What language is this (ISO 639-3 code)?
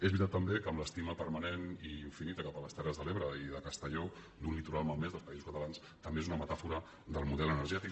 cat